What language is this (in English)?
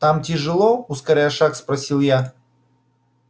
Russian